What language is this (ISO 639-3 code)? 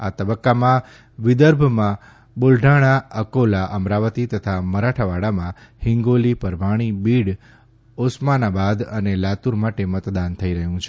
guj